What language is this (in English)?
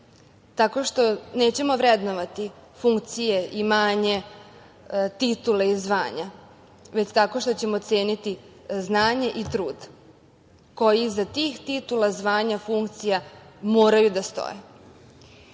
Serbian